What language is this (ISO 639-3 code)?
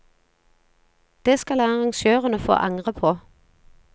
nor